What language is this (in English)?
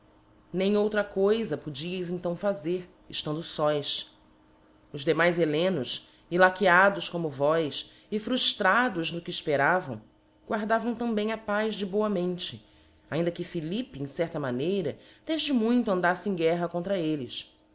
Portuguese